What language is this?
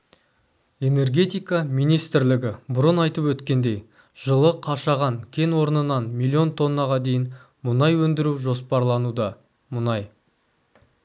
Kazakh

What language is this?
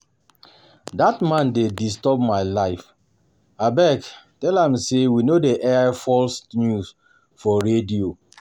Nigerian Pidgin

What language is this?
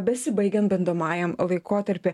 Lithuanian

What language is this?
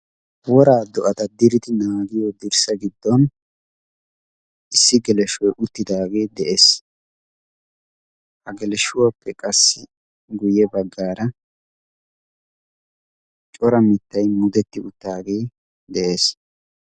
Wolaytta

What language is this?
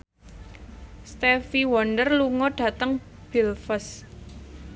Javanese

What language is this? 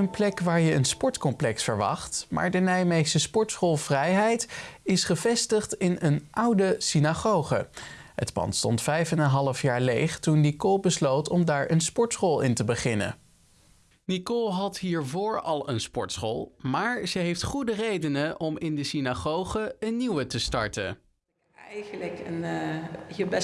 Dutch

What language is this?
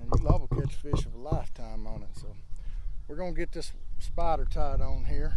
English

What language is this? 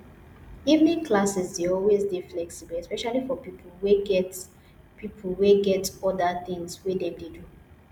Nigerian Pidgin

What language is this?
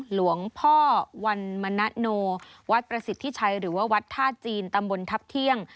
Thai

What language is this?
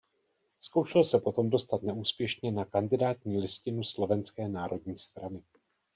Czech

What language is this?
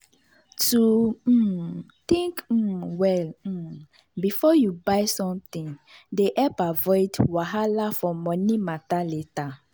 Nigerian Pidgin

